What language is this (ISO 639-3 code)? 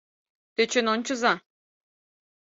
chm